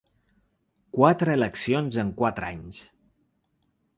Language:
Catalan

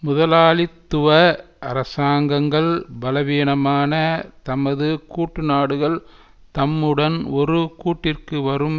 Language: Tamil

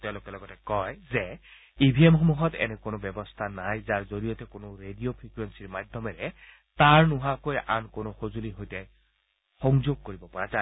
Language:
Assamese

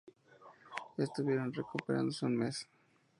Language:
Spanish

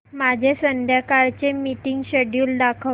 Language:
Marathi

